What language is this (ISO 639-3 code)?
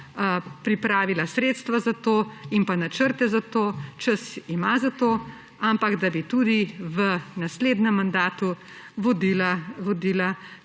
slv